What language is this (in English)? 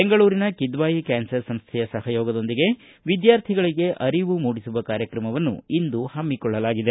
Kannada